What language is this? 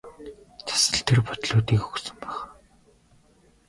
Mongolian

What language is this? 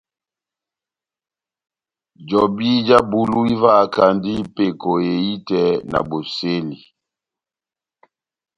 Batanga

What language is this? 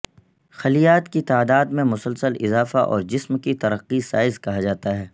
Urdu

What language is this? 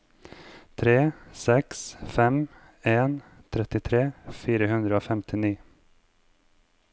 Norwegian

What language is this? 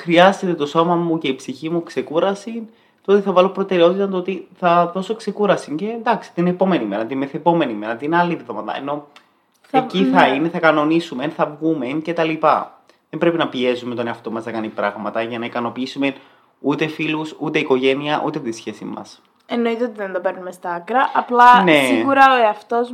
Greek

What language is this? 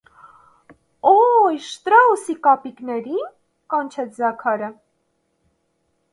Armenian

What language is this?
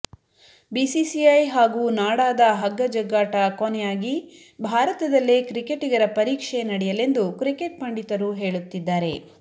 Kannada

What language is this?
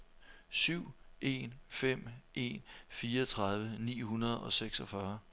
Danish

